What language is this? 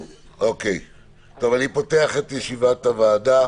Hebrew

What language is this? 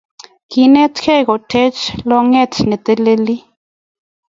Kalenjin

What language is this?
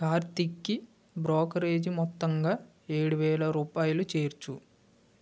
Telugu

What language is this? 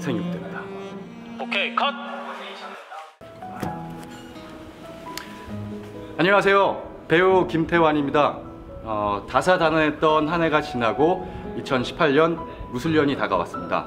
Korean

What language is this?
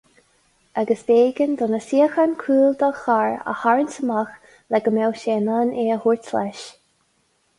Irish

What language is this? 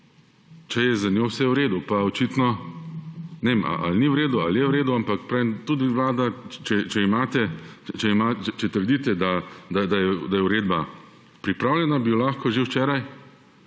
Slovenian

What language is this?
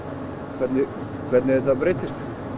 Icelandic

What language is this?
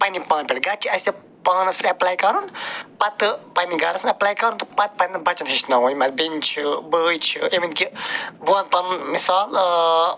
Kashmiri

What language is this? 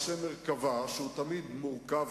Hebrew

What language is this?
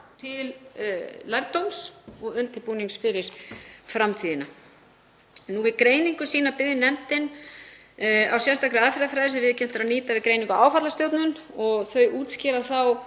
Icelandic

